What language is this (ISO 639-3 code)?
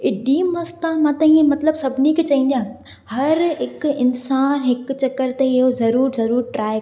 snd